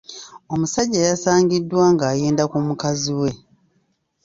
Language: Ganda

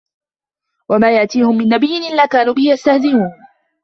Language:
Arabic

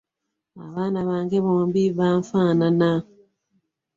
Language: Ganda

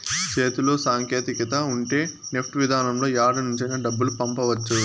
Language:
Telugu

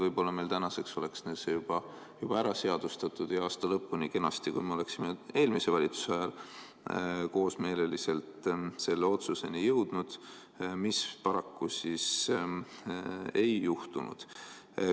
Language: Estonian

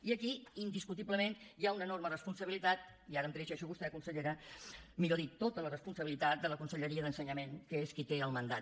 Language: Catalan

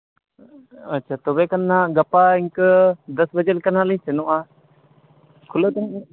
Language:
Santali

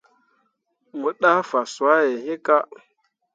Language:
Mundang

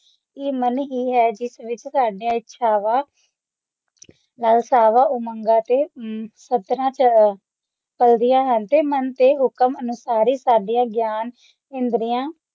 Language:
Punjabi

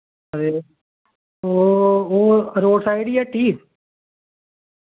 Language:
Dogri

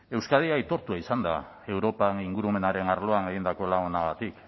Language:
Basque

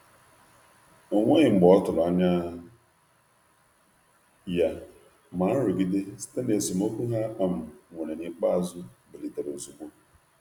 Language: Igbo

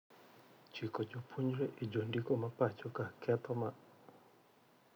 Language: Luo (Kenya and Tanzania)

